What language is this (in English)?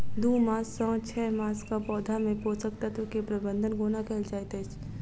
Maithili